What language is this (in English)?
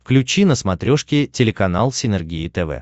Russian